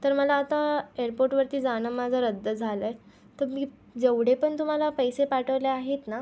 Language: Marathi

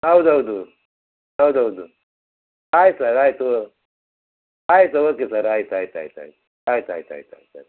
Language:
Kannada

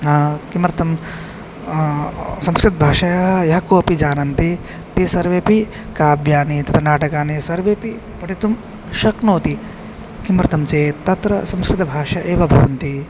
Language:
Sanskrit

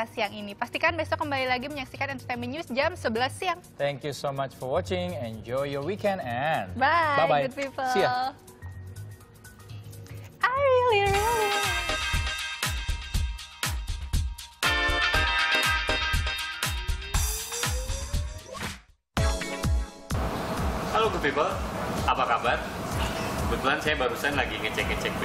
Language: Indonesian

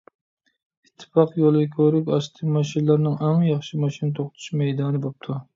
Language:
Uyghur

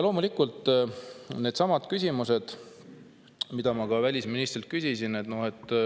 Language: Estonian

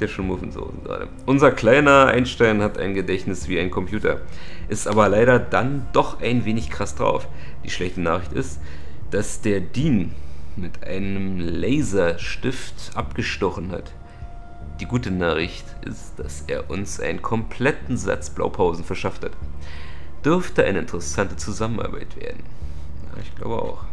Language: German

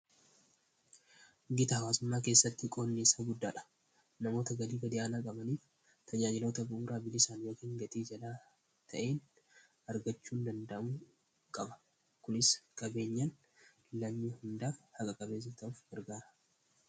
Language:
Oromo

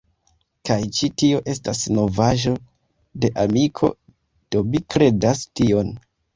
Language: Esperanto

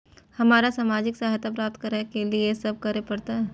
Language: Maithili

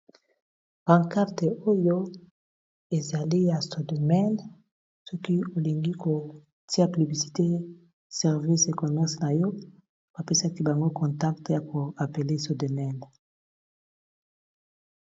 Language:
Lingala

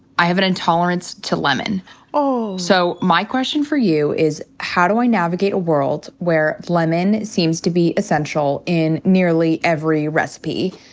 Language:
English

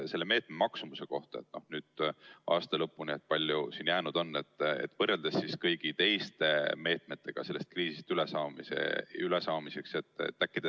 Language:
Estonian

